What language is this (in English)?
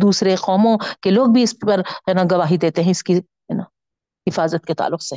Urdu